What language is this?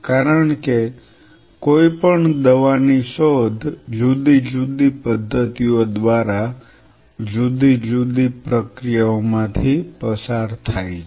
Gujarati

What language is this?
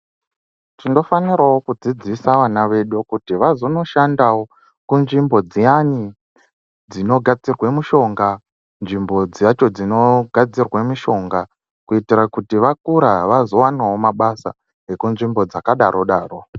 Ndau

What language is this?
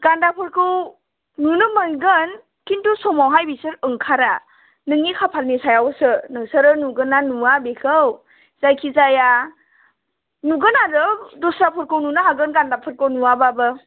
Bodo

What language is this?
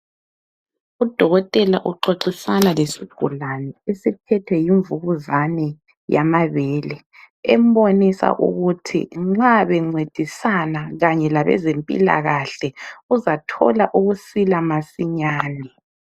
North Ndebele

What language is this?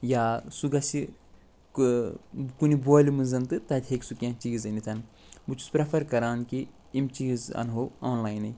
Kashmiri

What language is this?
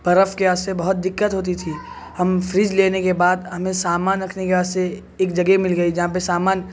Urdu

